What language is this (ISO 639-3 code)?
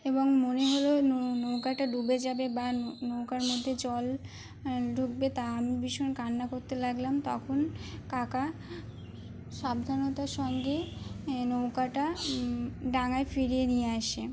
ben